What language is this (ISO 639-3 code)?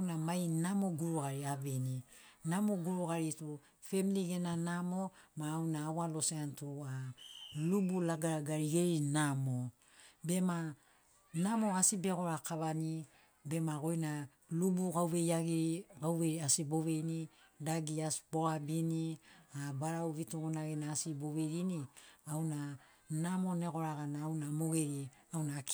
snc